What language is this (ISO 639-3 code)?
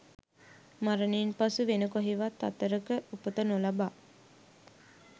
sin